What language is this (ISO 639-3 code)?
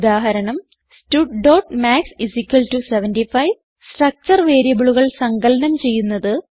mal